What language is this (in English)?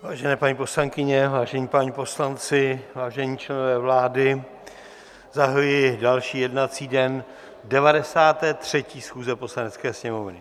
Czech